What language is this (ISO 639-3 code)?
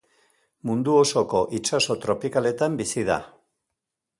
eus